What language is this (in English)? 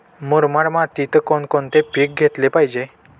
Marathi